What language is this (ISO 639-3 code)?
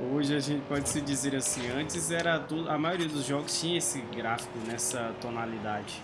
por